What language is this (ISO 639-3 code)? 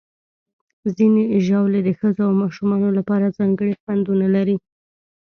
pus